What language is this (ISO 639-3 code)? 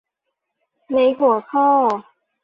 tha